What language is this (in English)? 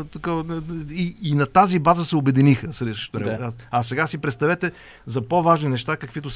Bulgarian